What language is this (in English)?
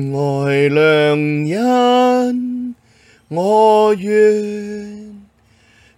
Chinese